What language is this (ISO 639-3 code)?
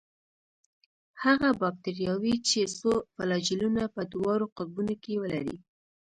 pus